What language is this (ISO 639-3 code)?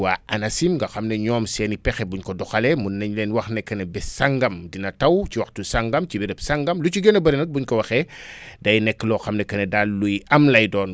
wol